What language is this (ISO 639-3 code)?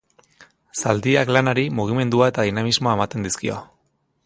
eus